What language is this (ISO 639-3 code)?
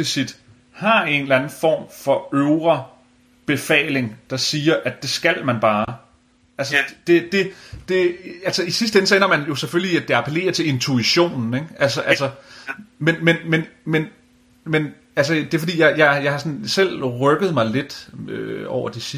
dan